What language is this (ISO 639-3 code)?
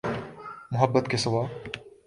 urd